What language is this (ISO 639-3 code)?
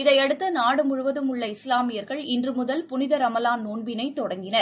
tam